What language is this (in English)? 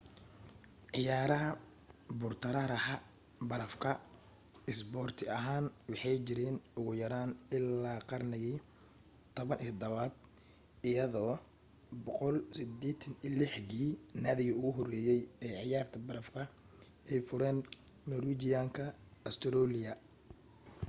Somali